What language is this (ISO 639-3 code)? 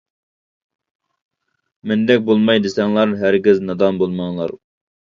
uig